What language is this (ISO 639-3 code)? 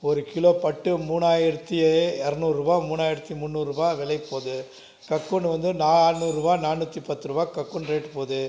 tam